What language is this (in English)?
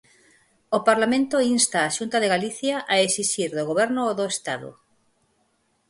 Galician